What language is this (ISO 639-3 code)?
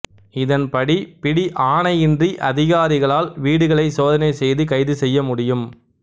tam